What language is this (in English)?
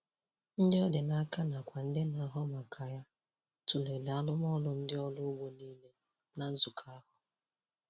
Igbo